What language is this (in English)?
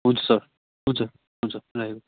Nepali